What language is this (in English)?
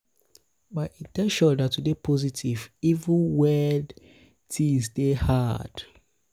Nigerian Pidgin